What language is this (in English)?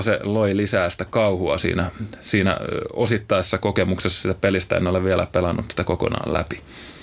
Finnish